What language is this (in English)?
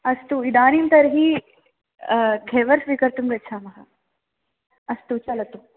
Sanskrit